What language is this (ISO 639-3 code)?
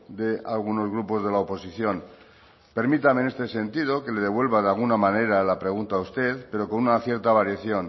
spa